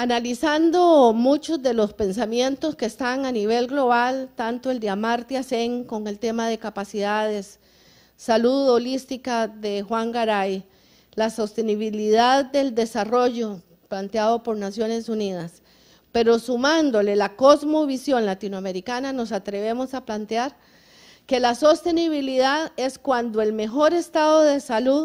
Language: Spanish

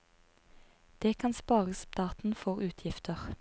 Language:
Norwegian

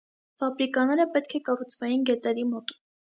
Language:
Armenian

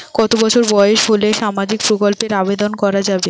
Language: Bangla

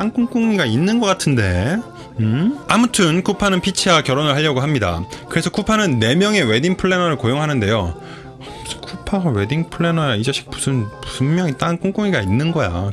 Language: Korean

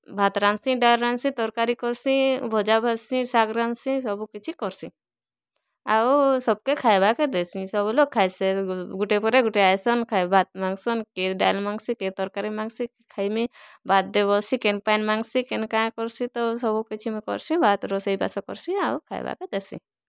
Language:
Odia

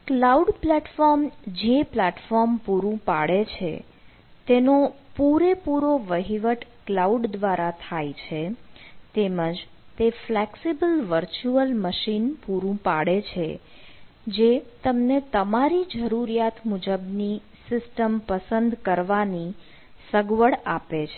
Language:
Gujarati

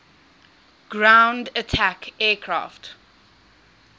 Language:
English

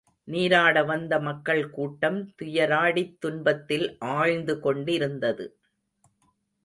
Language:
Tamil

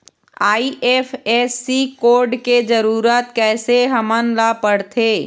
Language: Chhattisgarhi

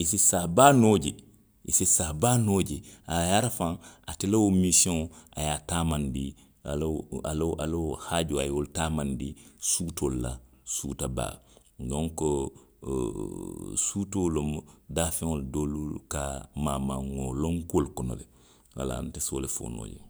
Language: Western Maninkakan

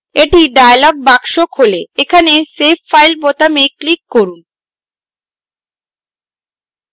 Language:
Bangla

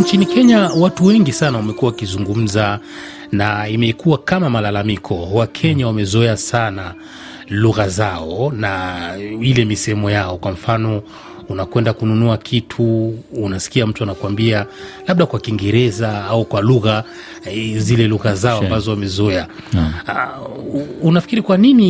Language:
Swahili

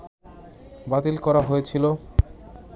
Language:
Bangla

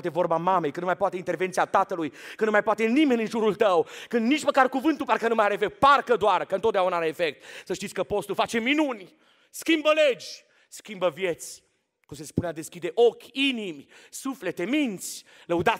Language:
Romanian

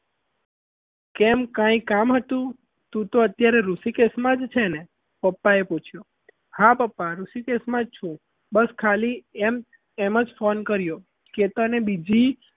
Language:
Gujarati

